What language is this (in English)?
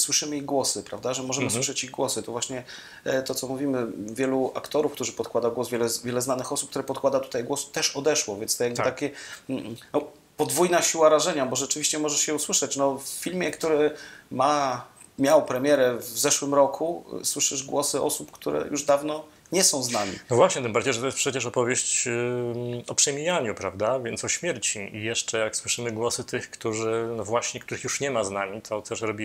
Polish